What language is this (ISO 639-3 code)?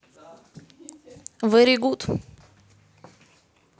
rus